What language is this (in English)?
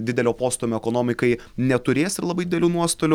Lithuanian